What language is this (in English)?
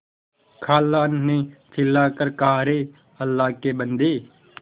Hindi